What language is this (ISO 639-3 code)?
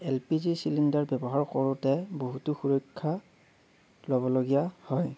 asm